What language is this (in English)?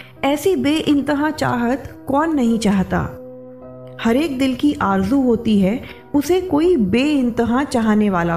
Hindi